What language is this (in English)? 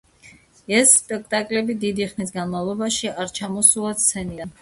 Georgian